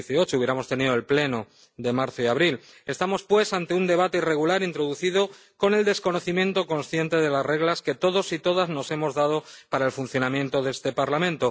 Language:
Spanish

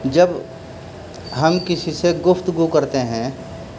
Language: Urdu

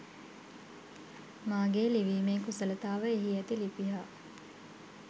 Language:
Sinhala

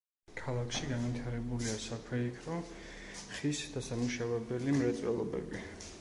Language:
Georgian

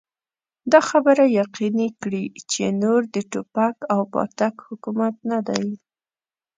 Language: Pashto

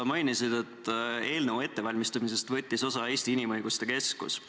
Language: Estonian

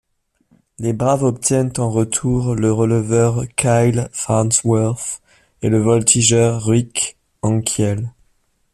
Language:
French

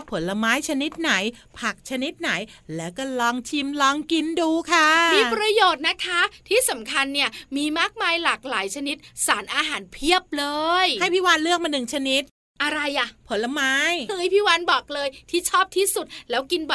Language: Thai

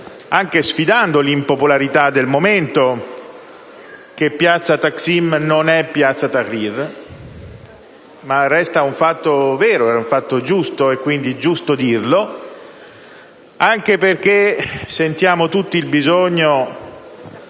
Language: Italian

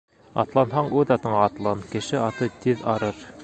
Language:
Bashkir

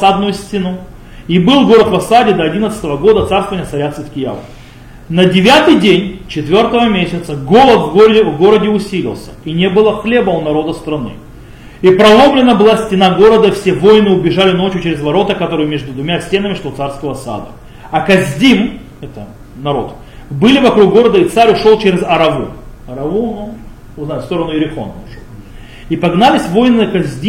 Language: Russian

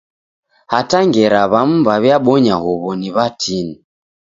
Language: Taita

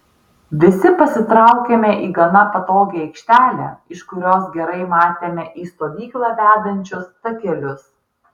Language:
Lithuanian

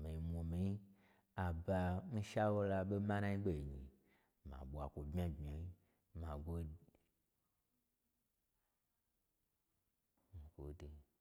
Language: Gbagyi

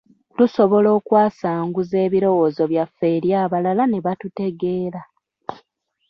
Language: Ganda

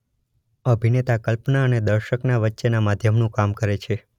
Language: Gujarati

